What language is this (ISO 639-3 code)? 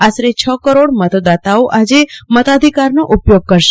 guj